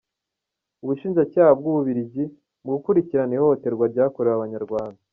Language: Kinyarwanda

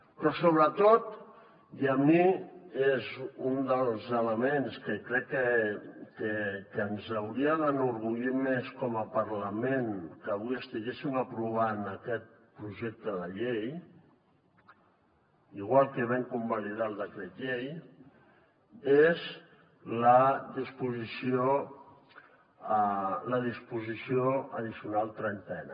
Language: Catalan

